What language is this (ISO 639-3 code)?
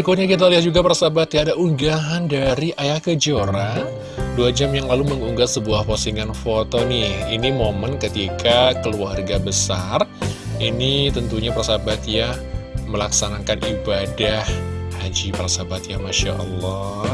ind